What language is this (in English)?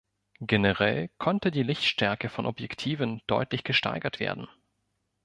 German